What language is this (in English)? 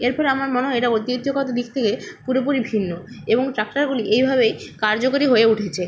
Bangla